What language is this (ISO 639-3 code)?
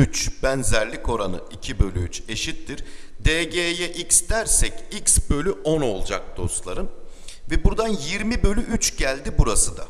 tur